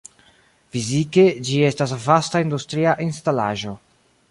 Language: Esperanto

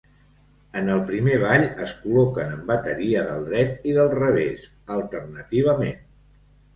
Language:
Catalan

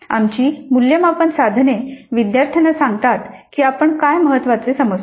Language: Marathi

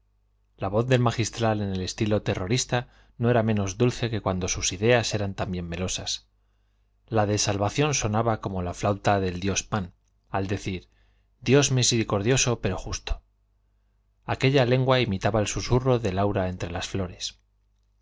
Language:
Spanish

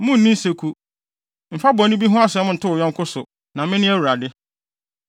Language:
Akan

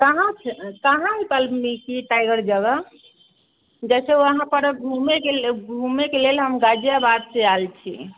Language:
Maithili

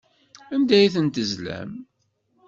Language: Kabyle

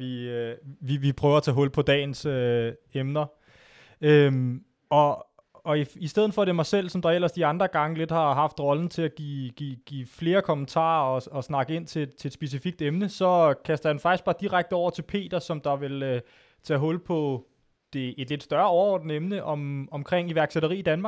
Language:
Danish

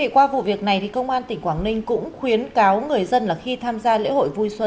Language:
Vietnamese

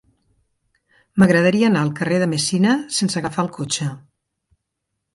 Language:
Catalan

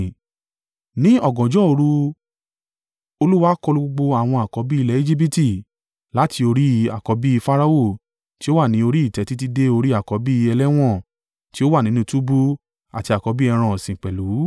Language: Yoruba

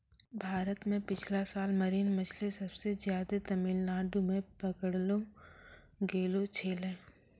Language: Maithili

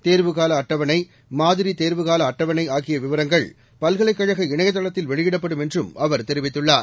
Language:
Tamil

